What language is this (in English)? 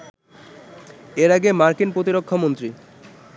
Bangla